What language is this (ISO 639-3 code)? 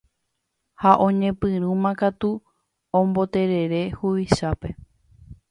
grn